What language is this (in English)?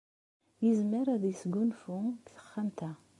Kabyle